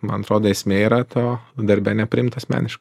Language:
Lithuanian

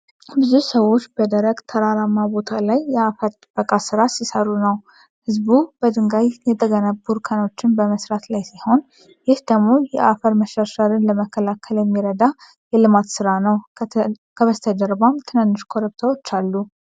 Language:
Amharic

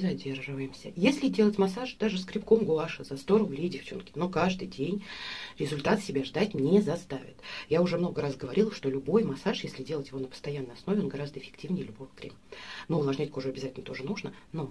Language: Russian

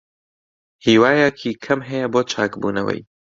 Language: Central Kurdish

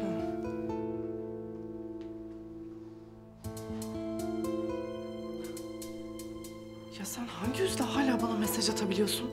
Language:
Turkish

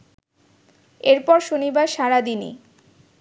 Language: Bangla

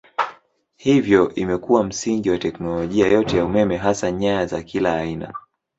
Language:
Swahili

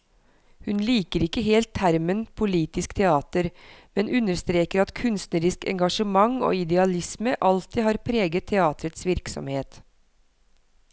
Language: Norwegian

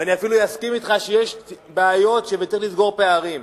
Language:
Hebrew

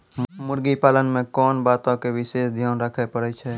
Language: Maithili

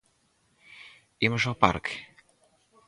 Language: Galician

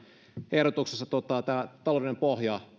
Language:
Finnish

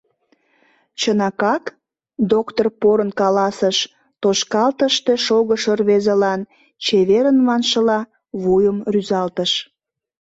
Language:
Mari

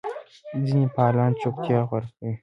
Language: Pashto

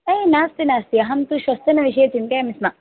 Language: Sanskrit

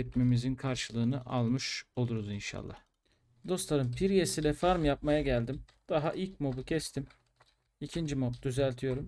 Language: Turkish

